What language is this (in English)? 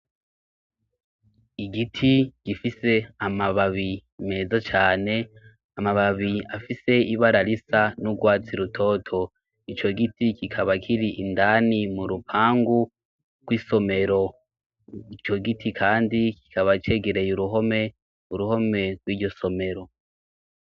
Rundi